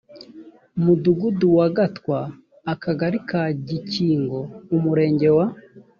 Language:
Kinyarwanda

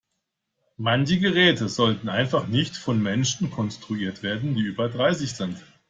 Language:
German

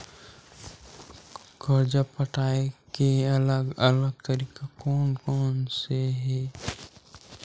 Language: Chhattisgarhi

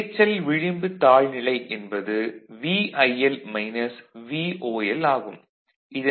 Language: Tamil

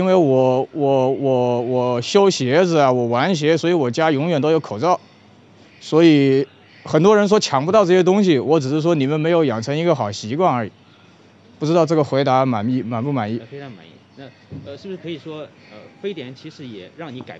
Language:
Chinese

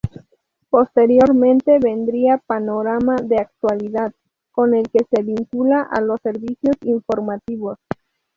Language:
Spanish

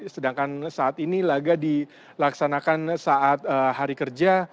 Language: Indonesian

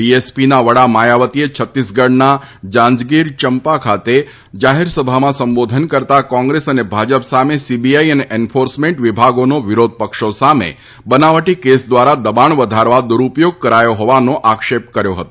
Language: Gujarati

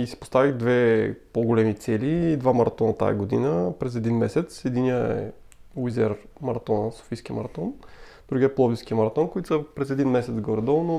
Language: Bulgarian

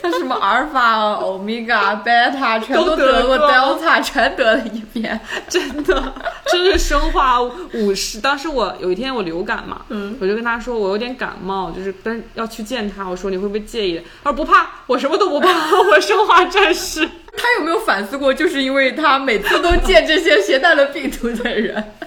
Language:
Chinese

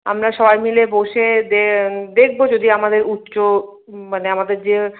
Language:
Bangla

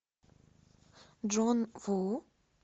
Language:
Russian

